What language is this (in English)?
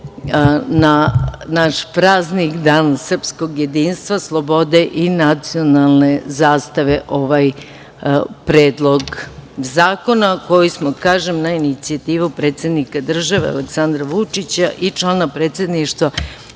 Serbian